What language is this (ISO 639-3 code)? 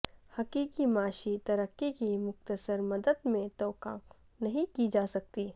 urd